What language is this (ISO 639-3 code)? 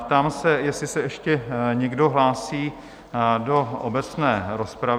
ces